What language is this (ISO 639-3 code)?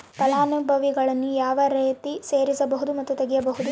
kan